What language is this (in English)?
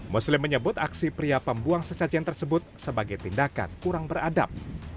Indonesian